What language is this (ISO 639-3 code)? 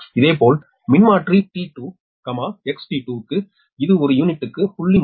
tam